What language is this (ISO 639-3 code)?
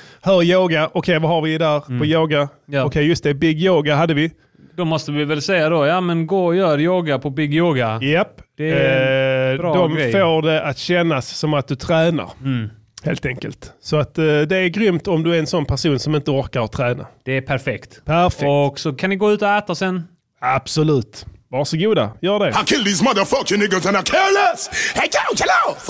swe